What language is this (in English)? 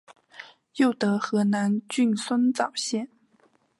Chinese